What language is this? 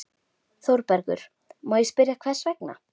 Icelandic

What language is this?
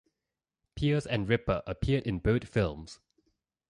English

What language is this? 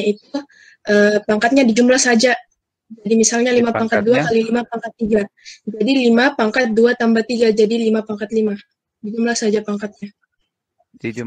Indonesian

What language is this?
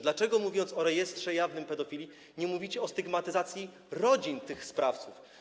Polish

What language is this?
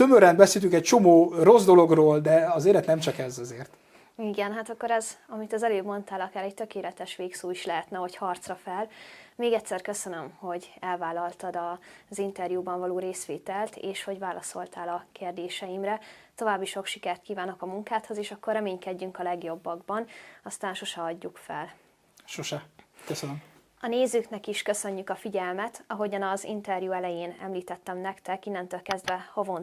Hungarian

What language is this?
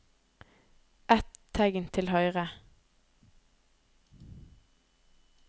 Norwegian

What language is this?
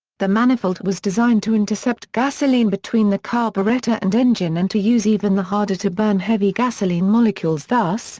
English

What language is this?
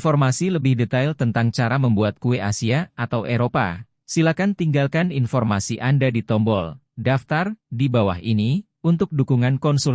Indonesian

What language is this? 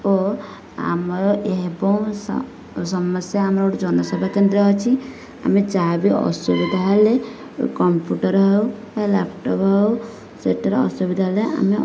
Odia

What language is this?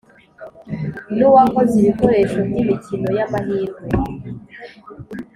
Kinyarwanda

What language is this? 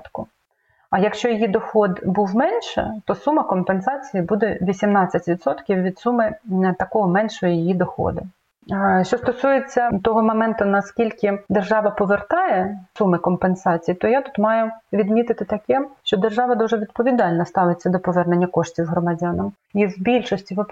Ukrainian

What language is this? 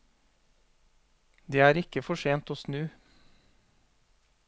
Norwegian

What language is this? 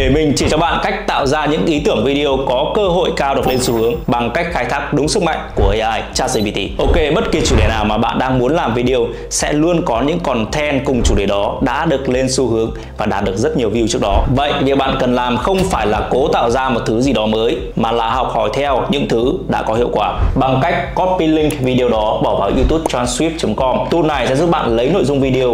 Vietnamese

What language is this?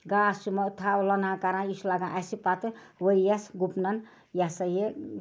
Kashmiri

